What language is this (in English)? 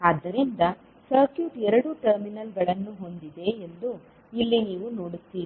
Kannada